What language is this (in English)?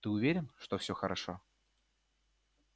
Russian